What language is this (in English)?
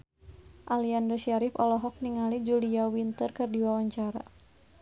Sundanese